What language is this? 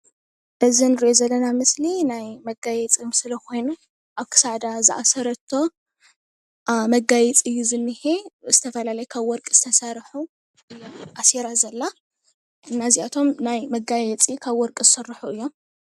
Tigrinya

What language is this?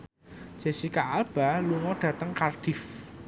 Javanese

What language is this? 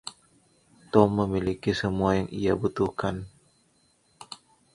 Indonesian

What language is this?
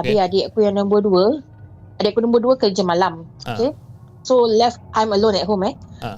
Malay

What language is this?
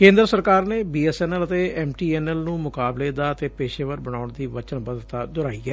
Punjabi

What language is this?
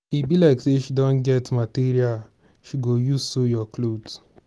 Nigerian Pidgin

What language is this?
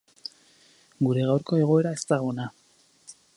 Basque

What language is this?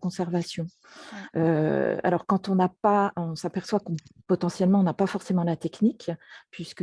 French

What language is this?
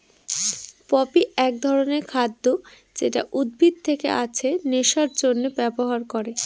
Bangla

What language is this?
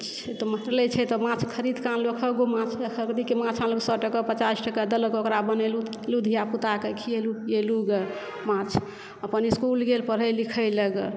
Maithili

